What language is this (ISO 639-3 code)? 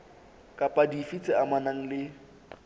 sot